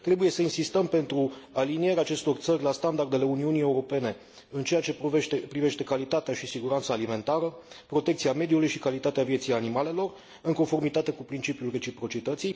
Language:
Romanian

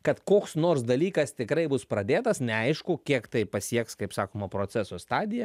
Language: Lithuanian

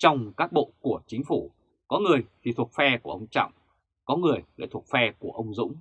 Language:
Vietnamese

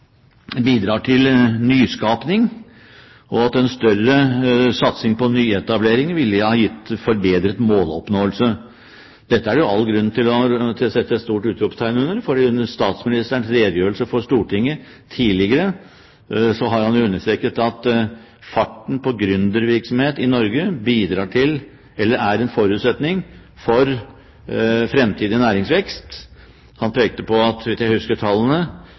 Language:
Norwegian Bokmål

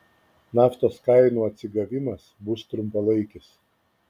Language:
Lithuanian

